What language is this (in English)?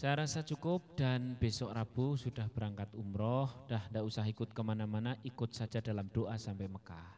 Indonesian